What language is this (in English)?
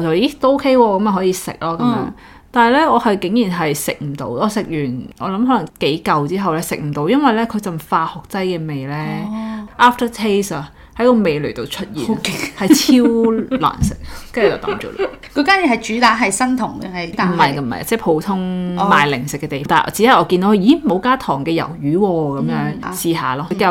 Chinese